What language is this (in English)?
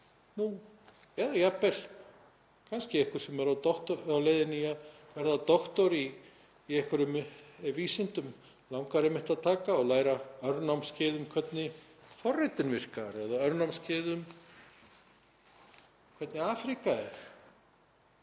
Icelandic